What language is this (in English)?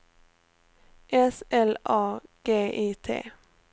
Swedish